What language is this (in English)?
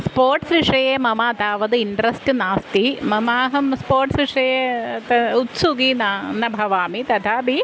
Sanskrit